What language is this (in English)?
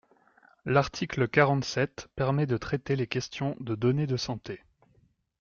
French